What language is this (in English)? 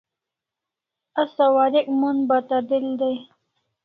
Kalasha